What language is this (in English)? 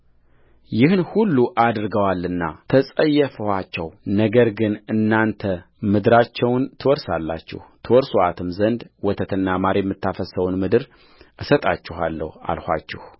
Amharic